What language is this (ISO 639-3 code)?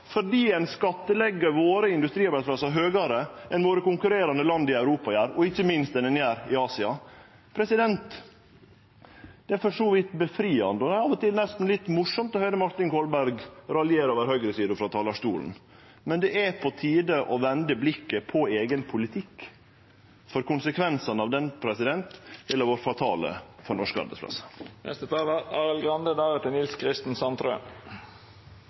nno